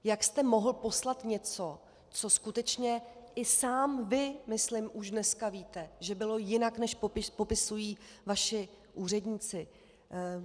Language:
Czech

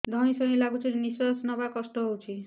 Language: Odia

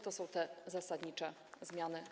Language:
Polish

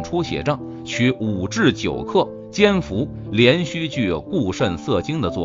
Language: Chinese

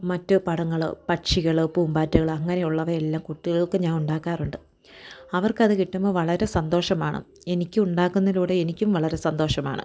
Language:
Malayalam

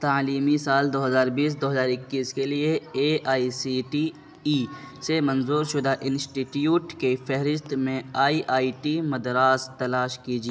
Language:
Urdu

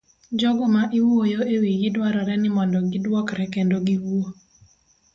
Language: Luo (Kenya and Tanzania)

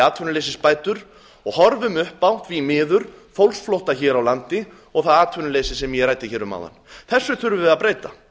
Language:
Icelandic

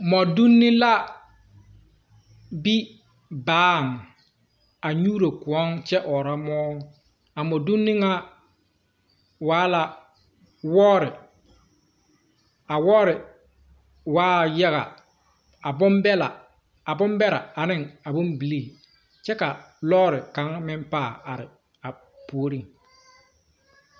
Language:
Southern Dagaare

